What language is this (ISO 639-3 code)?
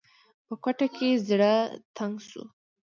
pus